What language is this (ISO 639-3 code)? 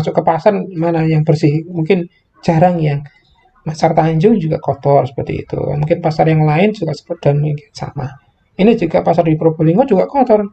ind